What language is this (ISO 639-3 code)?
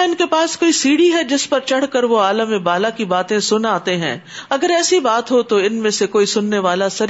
urd